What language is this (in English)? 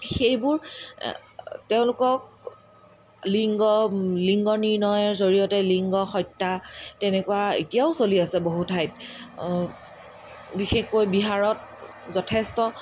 Assamese